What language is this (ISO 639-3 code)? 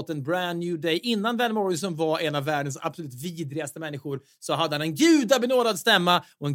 swe